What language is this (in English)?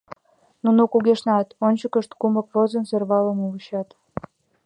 Mari